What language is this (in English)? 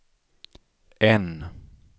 Swedish